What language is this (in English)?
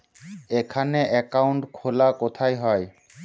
Bangla